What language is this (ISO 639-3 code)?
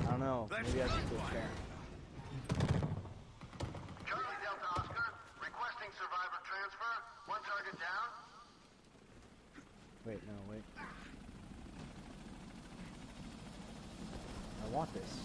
eng